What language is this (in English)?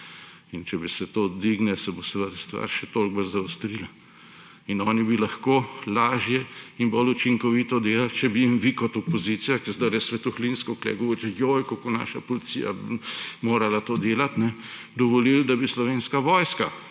Slovenian